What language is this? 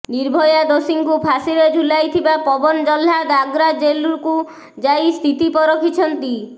Odia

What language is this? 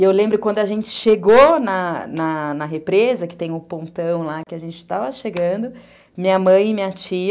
Portuguese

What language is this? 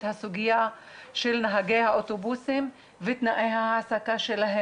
Hebrew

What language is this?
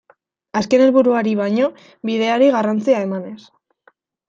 Basque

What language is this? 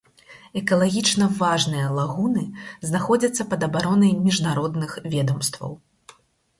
Belarusian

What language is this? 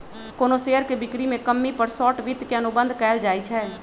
Magahi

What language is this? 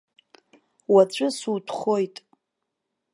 Abkhazian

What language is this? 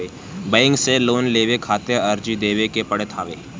Bhojpuri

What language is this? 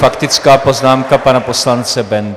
Czech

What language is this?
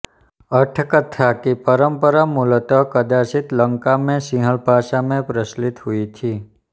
Hindi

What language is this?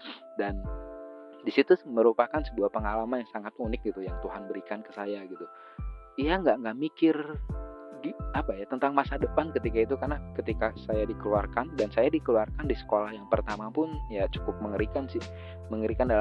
Indonesian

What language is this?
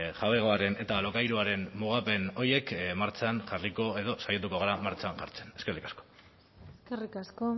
Basque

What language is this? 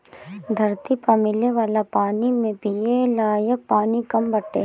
Bhojpuri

